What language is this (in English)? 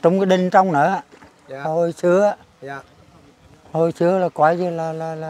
Vietnamese